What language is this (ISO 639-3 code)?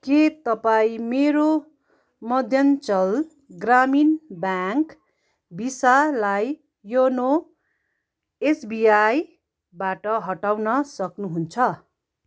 nep